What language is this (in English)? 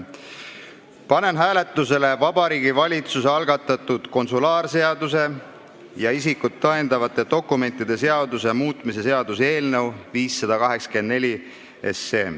Estonian